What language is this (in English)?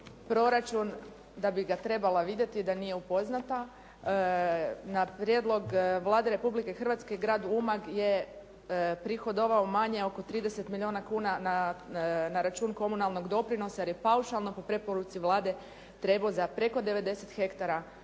Croatian